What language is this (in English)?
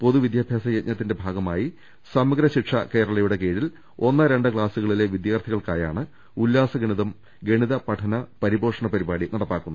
Malayalam